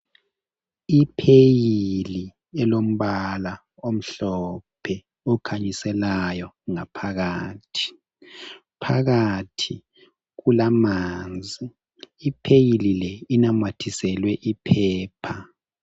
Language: North Ndebele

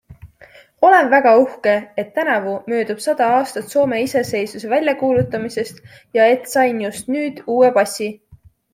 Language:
Estonian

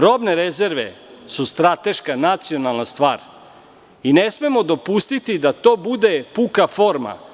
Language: Serbian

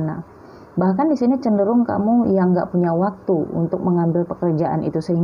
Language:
Indonesian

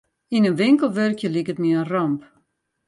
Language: Western Frisian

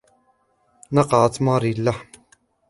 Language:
Arabic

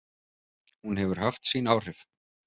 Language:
Icelandic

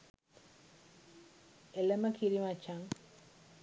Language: Sinhala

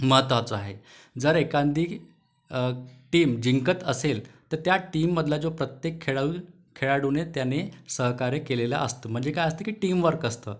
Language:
Marathi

